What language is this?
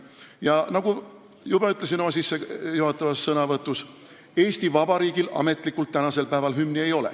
Estonian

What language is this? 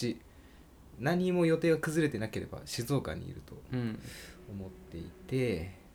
Japanese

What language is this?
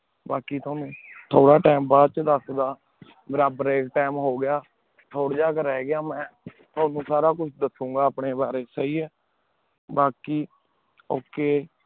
Punjabi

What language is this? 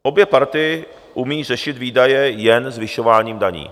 Czech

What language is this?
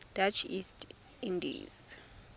Tswana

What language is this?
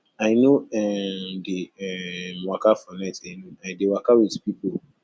Nigerian Pidgin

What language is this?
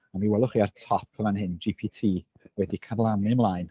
Welsh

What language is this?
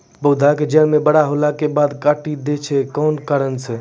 Maithili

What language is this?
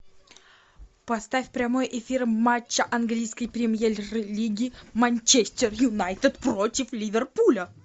Russian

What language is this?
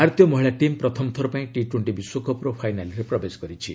Odia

